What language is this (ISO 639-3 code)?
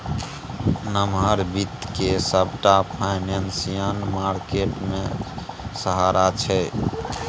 mai